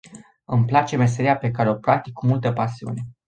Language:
Romanian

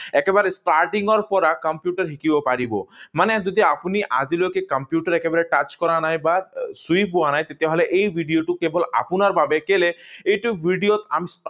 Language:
Assamese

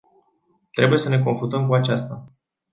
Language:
Romanian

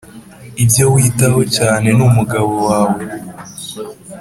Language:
Kinyarwanda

